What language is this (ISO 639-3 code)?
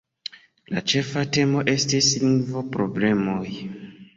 epo